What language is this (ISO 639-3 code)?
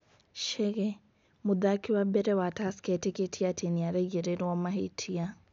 kik